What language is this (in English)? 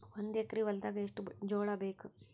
Kannada